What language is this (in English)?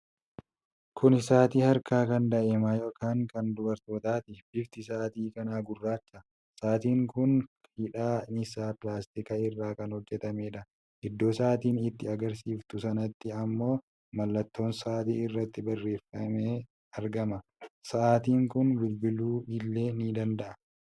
Oromo